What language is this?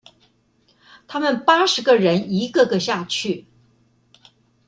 Chinese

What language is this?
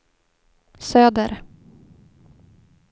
Swedish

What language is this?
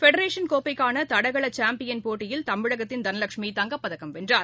Tamil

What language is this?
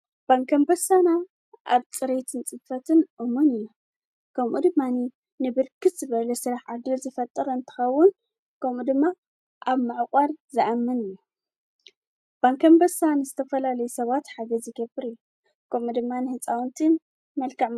Tigrinya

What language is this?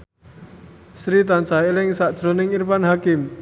Javanese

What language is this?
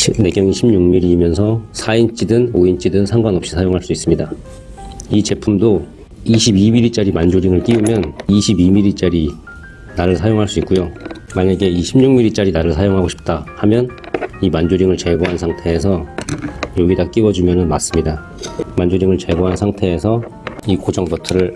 Korean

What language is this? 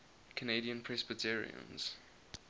English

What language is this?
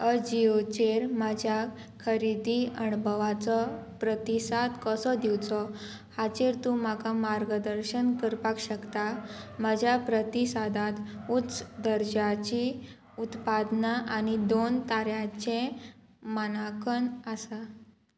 Konkani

